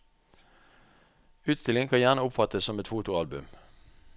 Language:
Norwegian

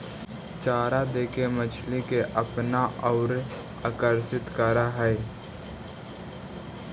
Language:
Magahi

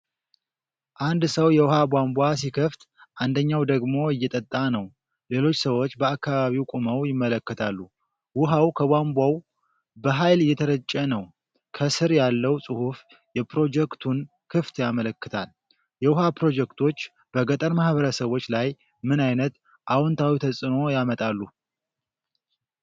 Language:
Amharic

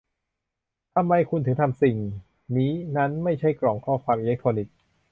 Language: Thai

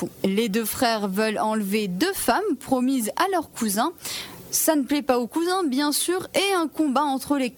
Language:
French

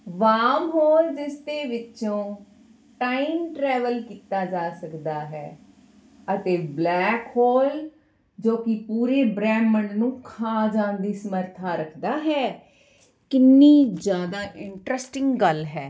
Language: Punjabi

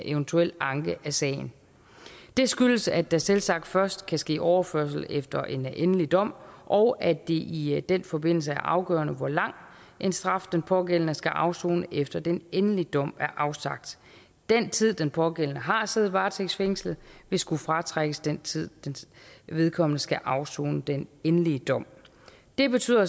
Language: Danish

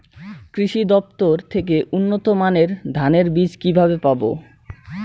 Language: Bangla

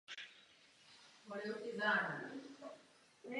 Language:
Czech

